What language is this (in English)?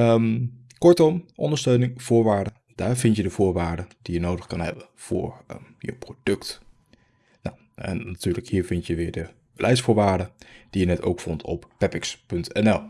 Dutch